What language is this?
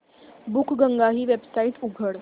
Marathi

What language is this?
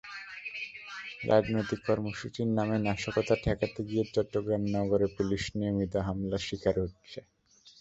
Bangla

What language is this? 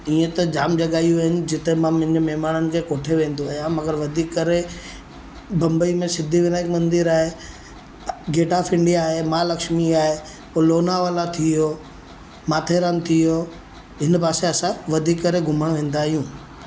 Sindhi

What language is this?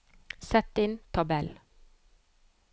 Norwegian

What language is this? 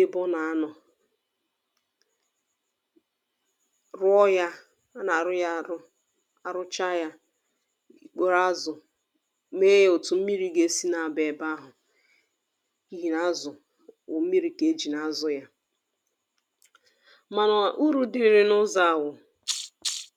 Igbo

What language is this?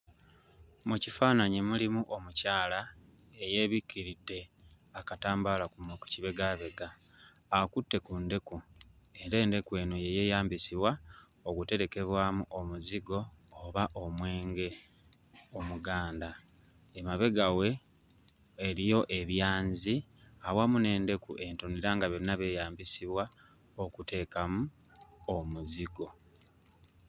Ganda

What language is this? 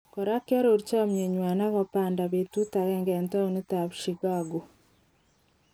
Kalenjin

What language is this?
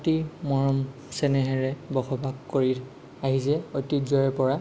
Assamese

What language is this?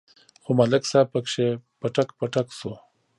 Pashto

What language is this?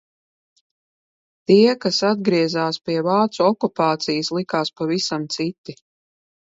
Latvian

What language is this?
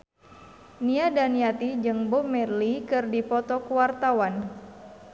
Sundanese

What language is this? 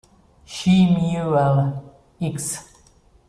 Italian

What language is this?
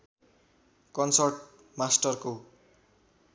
Nepali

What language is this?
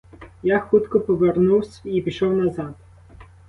Ukrainian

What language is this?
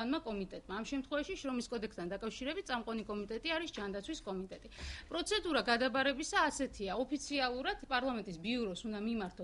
Romanian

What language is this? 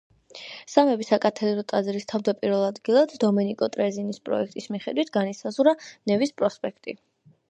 Georgian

